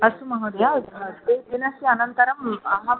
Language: Sanskrit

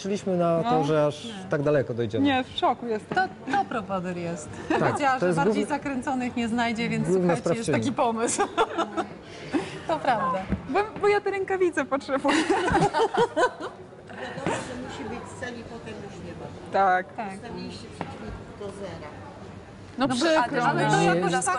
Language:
Polish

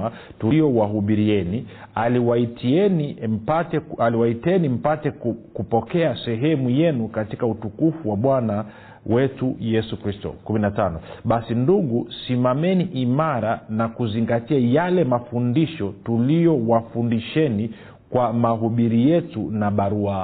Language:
Swahili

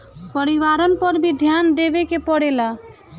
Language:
Bhojpuri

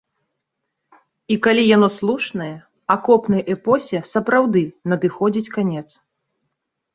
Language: Belarusian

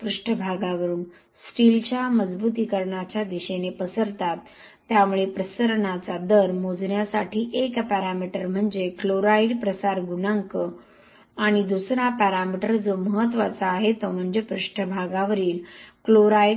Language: Marathi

